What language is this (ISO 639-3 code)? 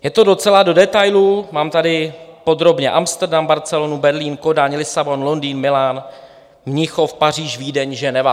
ces